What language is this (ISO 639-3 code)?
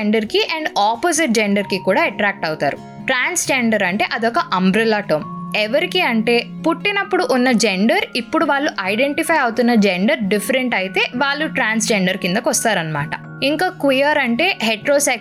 tel